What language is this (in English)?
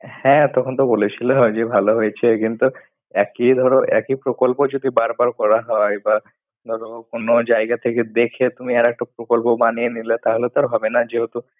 Bangla